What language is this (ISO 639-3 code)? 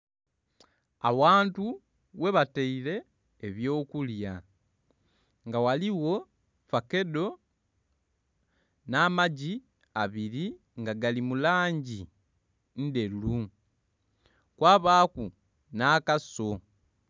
xog